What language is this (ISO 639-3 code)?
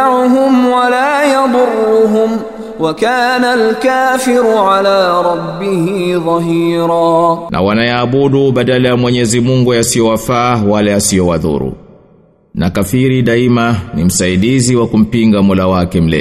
swa